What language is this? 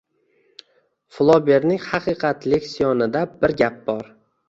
Uzbek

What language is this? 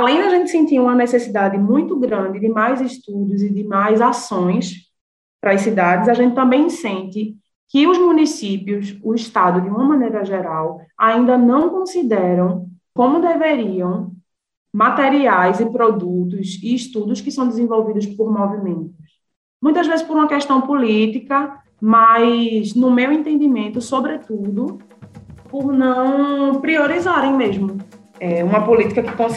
Portuguese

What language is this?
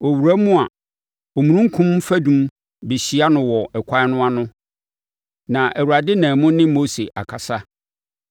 Akan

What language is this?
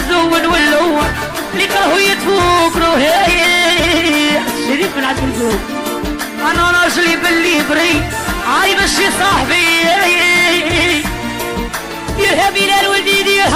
Arabic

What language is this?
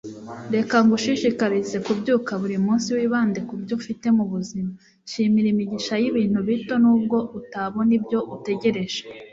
Kinyarwanda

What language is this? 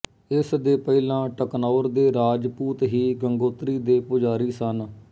Punjabi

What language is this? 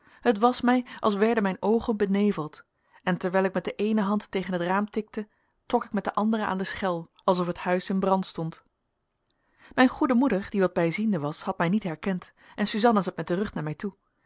Dutch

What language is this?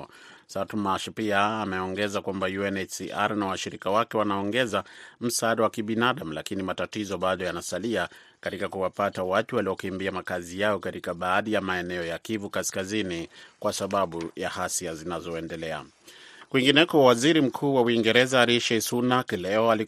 Swahili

